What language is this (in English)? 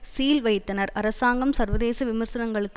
Tamil